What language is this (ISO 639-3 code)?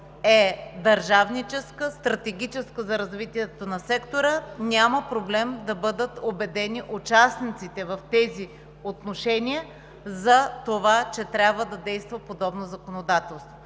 bul